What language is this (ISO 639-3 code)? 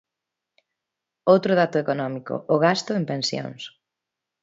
glg